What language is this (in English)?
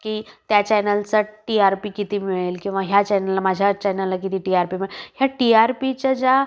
Marathi